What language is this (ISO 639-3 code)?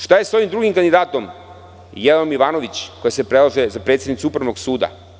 srp